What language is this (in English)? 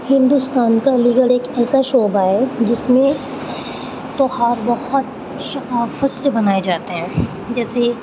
Urdu